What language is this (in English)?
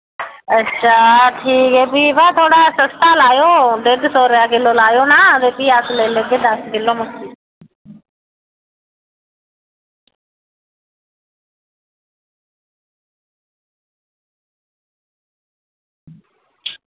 Dogri